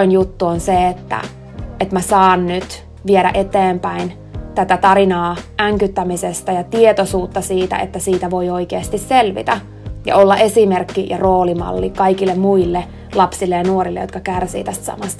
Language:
Finnish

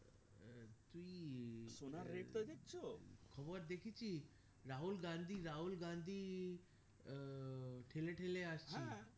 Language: Bangla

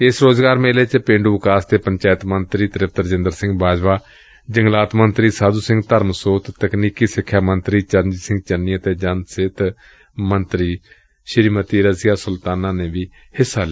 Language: Punjabi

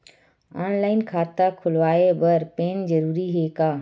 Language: Chhattisgarhi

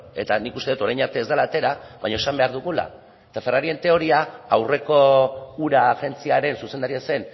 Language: Basque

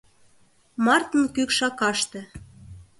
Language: Mari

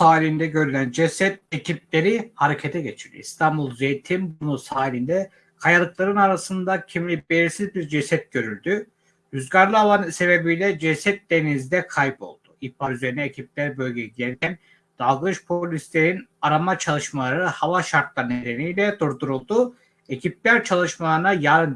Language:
Turkish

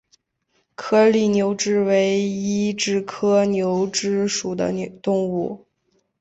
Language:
Chinese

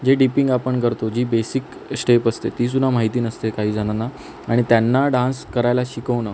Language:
Marathi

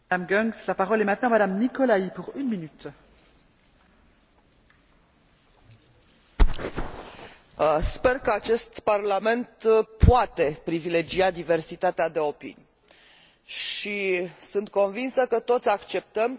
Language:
Romanian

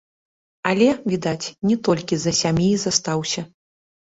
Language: Belarusian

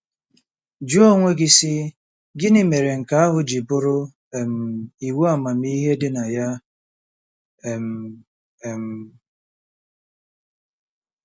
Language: Igbo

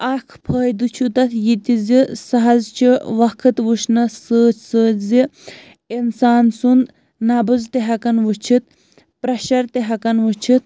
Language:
Kashmiri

